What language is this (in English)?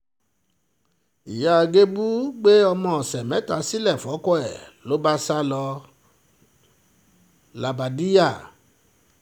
Yoruba